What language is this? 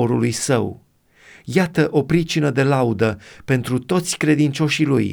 Romanian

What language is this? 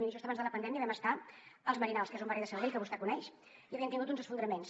Catalan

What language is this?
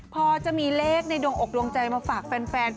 Thai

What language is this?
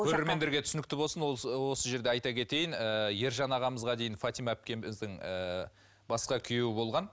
Kazakh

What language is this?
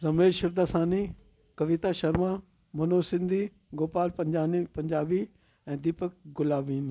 Sindhi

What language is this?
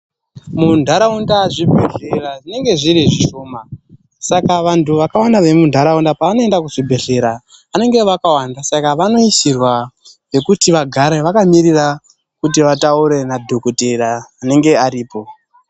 Ndau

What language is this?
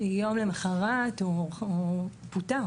Hebrew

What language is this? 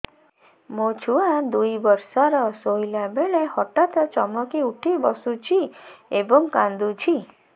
Odia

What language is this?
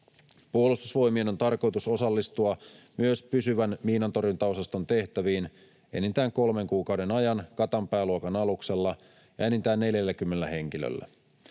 Finnish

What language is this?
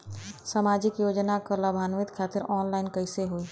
Bhojpuri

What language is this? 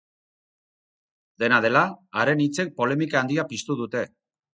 Basque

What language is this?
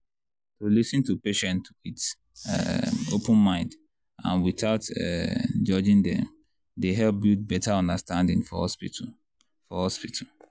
Nigerian Pidgin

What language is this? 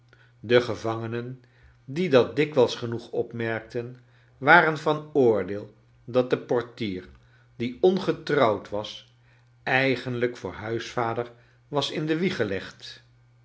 Dutch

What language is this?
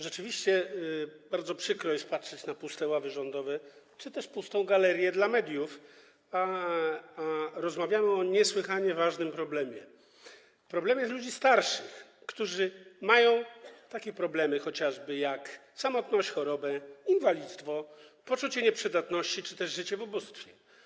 Polish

